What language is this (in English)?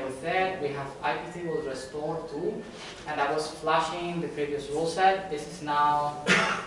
English